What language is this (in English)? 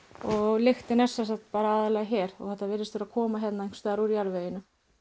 Icelandic